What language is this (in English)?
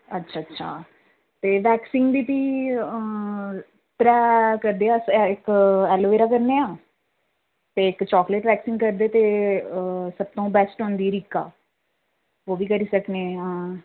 Dogri